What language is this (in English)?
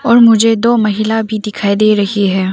Hindi